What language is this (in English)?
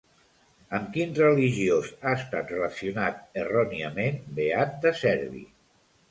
Catalan